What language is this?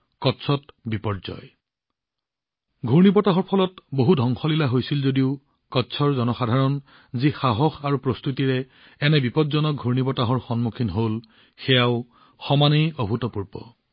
Assamese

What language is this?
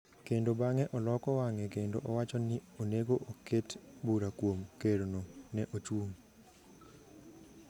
Luo (Kenya and Tanzania)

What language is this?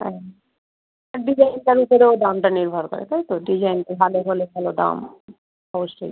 Bangla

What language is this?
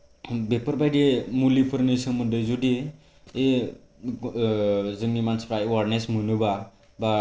Bodo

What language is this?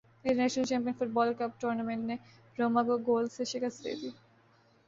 Urdu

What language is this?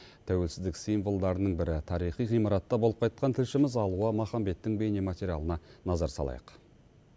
Kazakh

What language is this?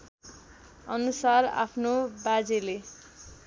Nepali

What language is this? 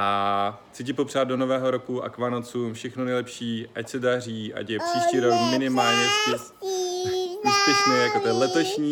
Czech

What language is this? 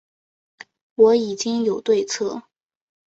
Chinese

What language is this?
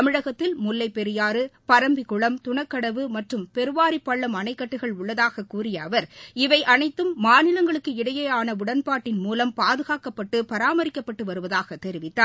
Tamil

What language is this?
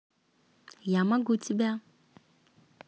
Russian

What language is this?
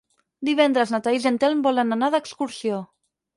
Catalan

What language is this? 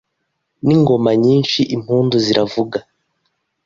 Kinyarwanda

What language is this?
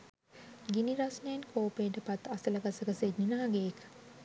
Sinhala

